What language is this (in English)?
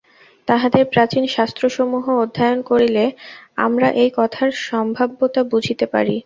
Bangla